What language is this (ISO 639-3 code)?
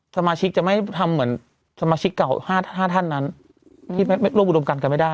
tha